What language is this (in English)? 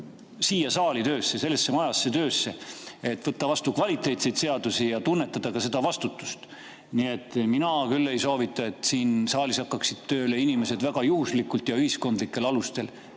Estonian